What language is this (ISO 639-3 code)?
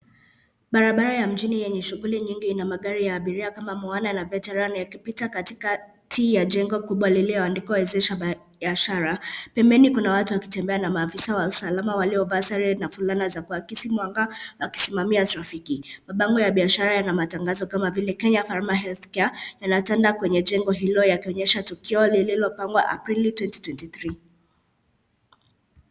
swa